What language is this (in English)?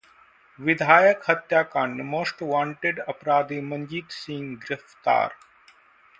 Hindi